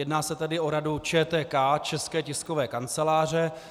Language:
Czech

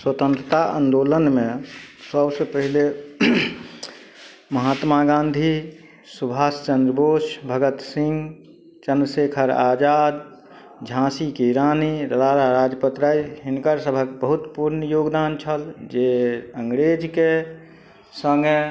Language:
Maithili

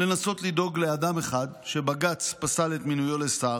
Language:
Hebrew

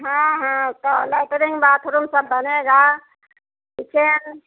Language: Hindi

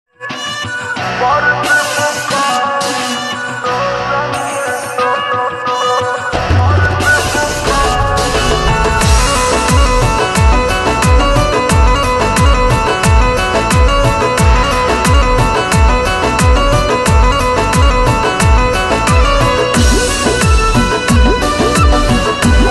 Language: Arabic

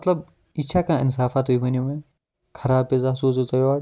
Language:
Kashmiri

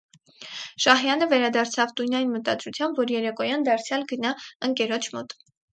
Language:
Armenian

